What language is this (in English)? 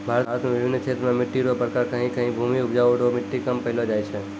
Maithili